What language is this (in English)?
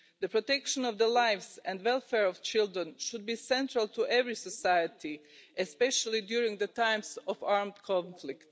English